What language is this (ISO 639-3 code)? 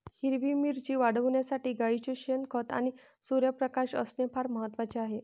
mar